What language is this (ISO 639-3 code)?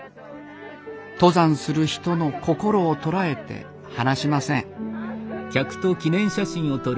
jpn